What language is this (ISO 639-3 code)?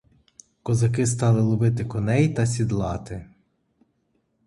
ukr